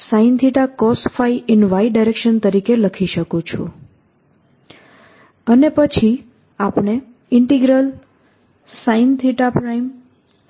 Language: Gujarati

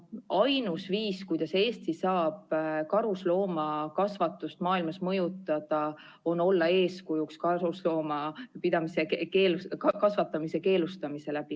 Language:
Estonian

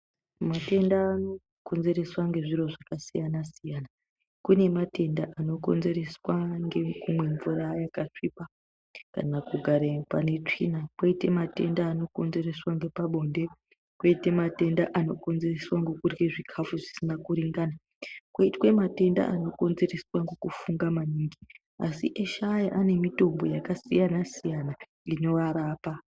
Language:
Ndau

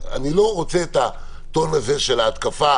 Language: Hebrew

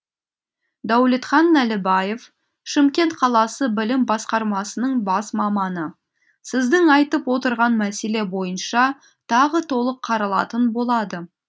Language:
Kazakh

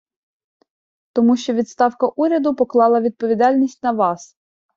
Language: Ukrainian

